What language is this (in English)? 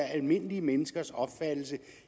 Danish